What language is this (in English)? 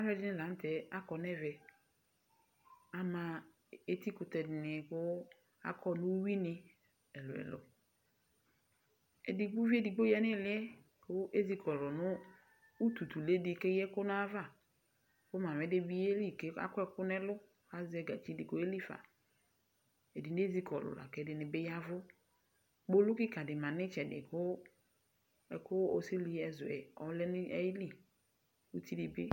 Ikposo